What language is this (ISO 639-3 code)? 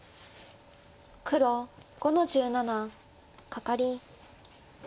jpn